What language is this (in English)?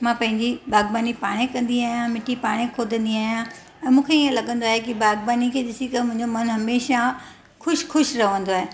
Sindhi